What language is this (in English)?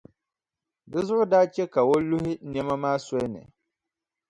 Dagbani